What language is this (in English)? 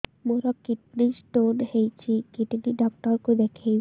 Odia